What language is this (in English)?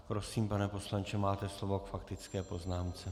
Czech